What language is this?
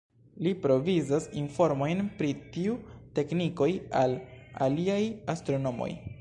Esperanto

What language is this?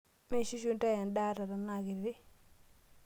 Masai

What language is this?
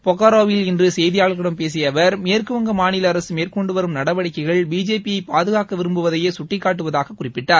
Tamil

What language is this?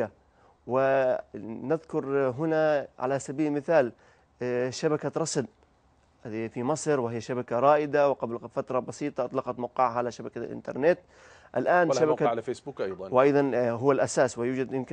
Arabic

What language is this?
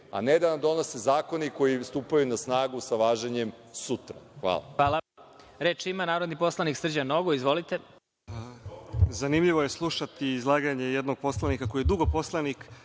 Serbian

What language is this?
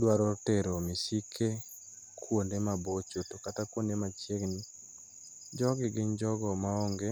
Luo (Kenya and Tanzania)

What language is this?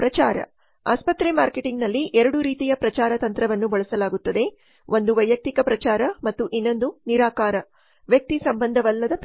Kannada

